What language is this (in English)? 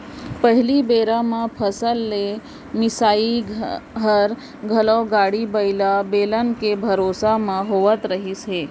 Chhattisgarhi